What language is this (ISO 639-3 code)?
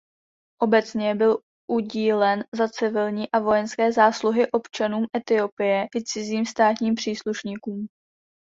ces